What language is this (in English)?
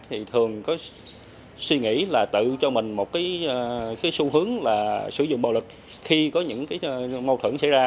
Vietnamese